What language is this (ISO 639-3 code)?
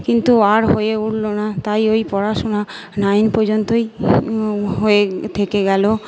ben